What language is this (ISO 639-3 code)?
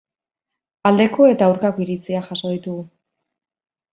eus